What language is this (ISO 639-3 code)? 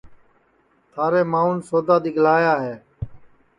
ssi